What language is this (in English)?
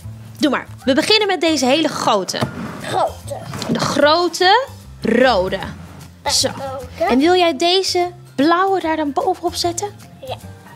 Dutch